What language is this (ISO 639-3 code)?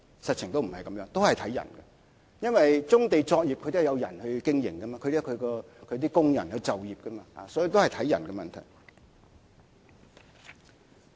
yue